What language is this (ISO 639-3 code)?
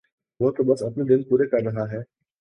urd